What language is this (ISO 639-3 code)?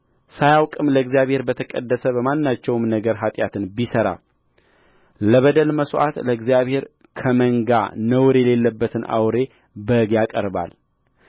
amh